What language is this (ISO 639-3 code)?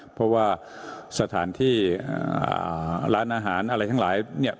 tha